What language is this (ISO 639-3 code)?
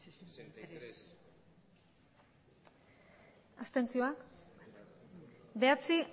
eus